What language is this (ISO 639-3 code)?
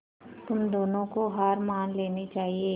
hin